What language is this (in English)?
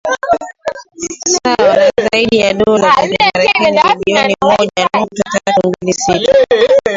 Swahili